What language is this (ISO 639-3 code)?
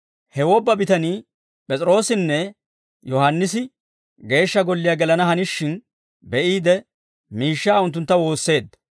dwr